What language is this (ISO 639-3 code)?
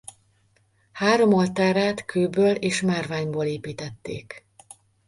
hun